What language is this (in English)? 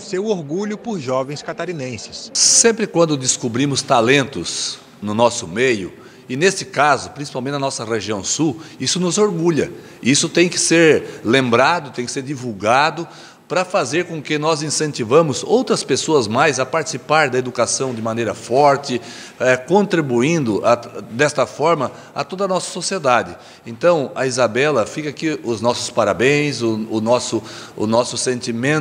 Portuguese